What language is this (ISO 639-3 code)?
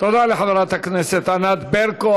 heb